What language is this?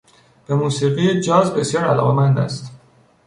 Persian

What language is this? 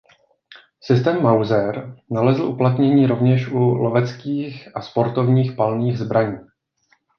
Czech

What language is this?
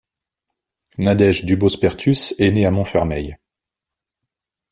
French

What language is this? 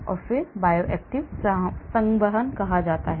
Hindi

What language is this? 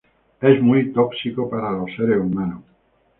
Spanish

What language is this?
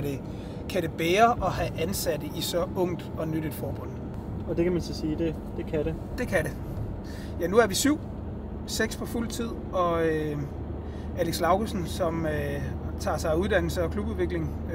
Danish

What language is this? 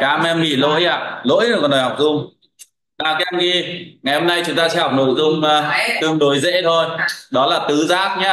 Vietnamese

